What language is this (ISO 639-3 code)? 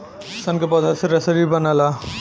bho